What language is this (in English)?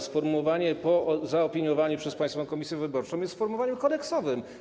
Polish